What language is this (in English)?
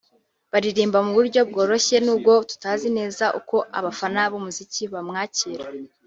Kinyarwanda